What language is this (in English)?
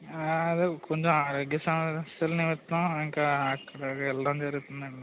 Telugu